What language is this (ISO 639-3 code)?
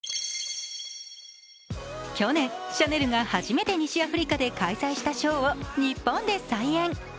jpn